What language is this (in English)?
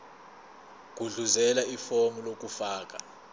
Zulu